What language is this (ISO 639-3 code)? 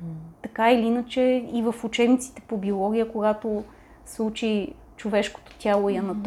bul